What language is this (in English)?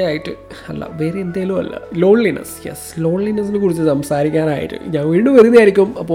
Malayalam